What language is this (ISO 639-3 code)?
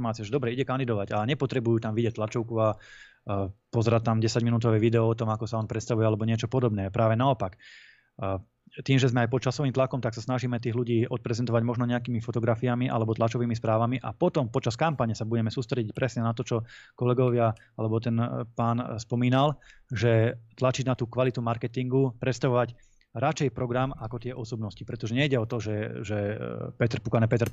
slk